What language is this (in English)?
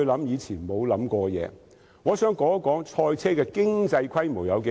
Cantonese